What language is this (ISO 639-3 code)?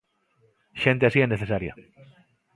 glg